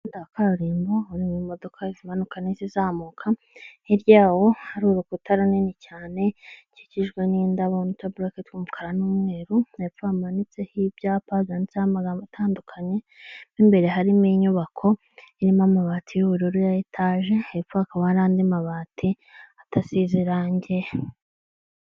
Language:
Kinyarwanda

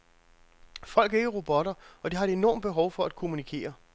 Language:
Danish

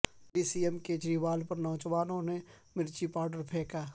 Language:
Urdu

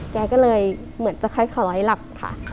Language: Thai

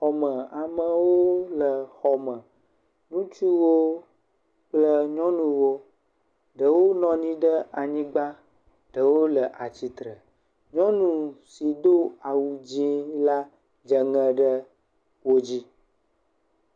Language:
Ewe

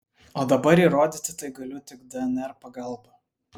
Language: Lithuanian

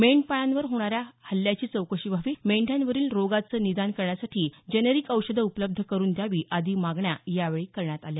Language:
Marathi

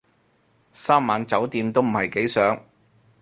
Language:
Cantonese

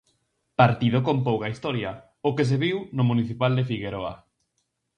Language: Galician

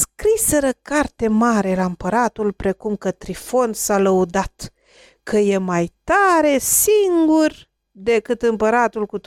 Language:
Romanian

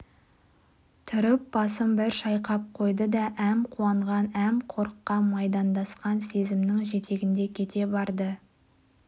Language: Kazakh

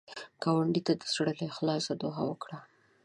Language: Pashto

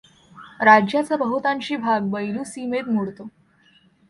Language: Marathi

